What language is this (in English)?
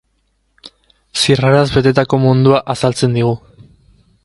Basque